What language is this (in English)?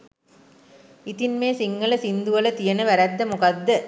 Sinhala